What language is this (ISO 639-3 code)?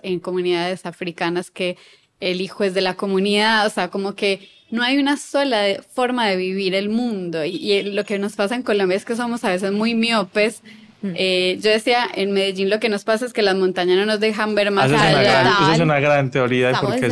spa